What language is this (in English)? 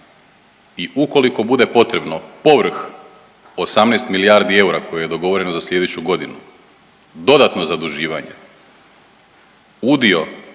Croatian